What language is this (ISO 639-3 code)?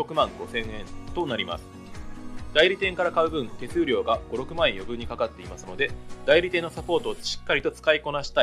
jpn